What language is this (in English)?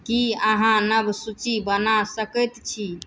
Maithili